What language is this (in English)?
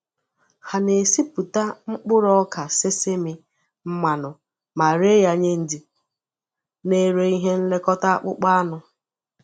Igbo